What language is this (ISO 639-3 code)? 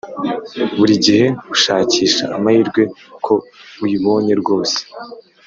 kin